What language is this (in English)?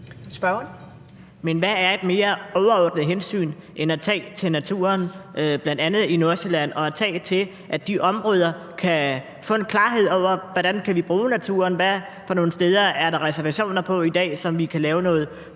Danish